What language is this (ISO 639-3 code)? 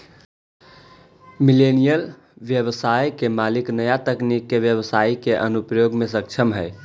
mag